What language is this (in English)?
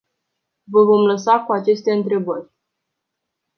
Romanian